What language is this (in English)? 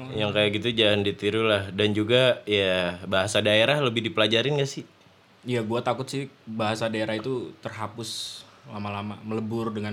Indonesian